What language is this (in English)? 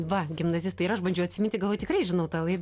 Lithuanian